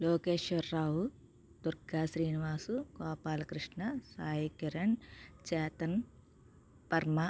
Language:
Telugu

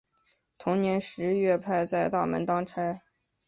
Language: Chinese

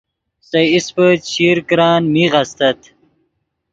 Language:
Yidgha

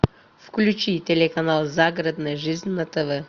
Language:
Russian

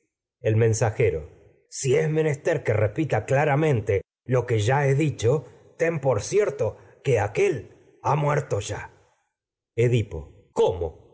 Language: Spanish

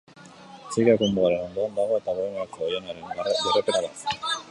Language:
Basque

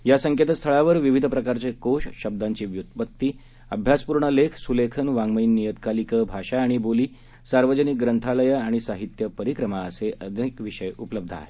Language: Marathi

